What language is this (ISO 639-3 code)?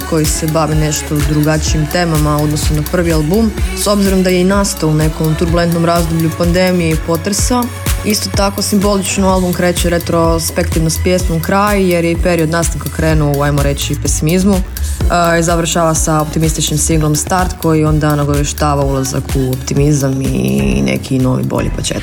hrv